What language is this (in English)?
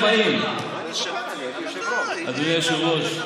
Hebrew